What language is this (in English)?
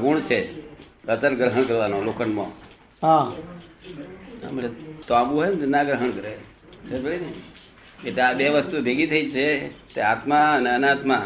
Gujarati